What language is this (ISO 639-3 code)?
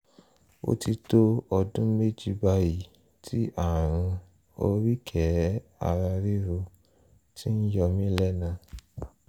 yor